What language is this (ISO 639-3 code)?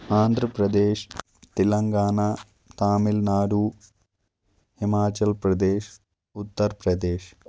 kas